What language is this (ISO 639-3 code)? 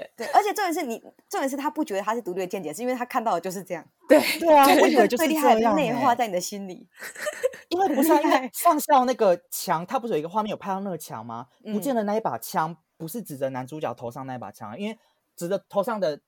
zho